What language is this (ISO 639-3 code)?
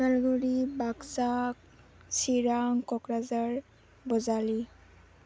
brx